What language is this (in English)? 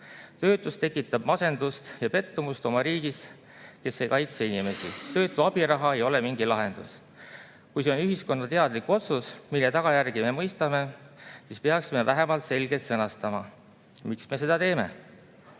Estonian